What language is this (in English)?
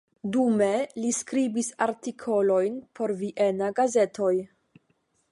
Esperanto